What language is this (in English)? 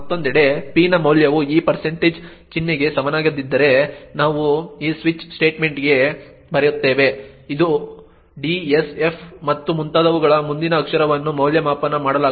Kannada